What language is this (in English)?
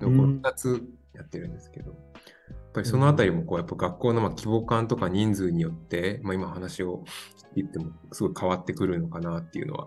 Japanese